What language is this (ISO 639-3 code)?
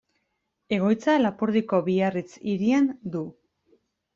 eus